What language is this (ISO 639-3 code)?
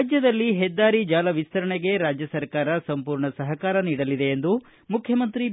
kan